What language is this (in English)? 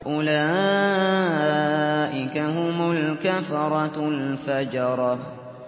Arabic